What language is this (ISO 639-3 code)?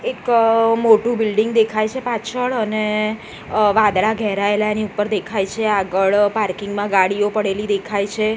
guj